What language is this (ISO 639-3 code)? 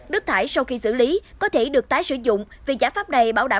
vie